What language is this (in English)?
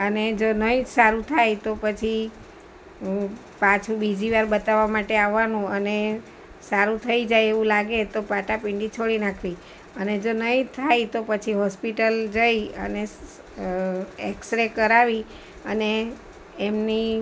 Gujarati